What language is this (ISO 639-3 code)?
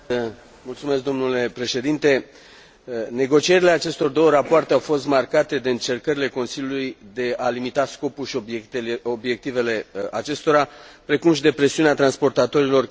ron